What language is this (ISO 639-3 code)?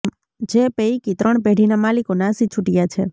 guj